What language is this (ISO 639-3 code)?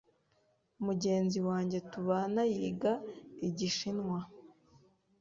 kin